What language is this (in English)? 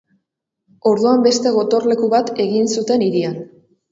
Basque